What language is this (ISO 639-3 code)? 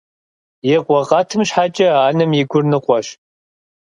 kbd